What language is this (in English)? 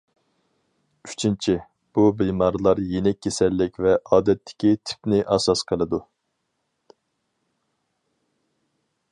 Uyghur